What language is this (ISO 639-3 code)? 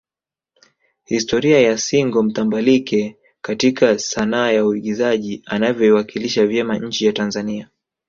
swa